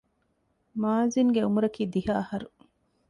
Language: Divehi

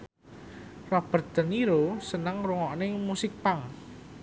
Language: Javanese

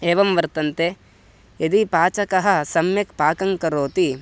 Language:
Sanskrit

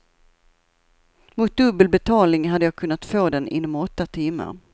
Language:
Swedish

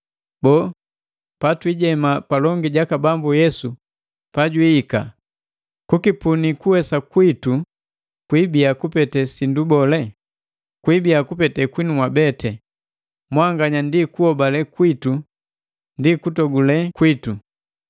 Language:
Matengo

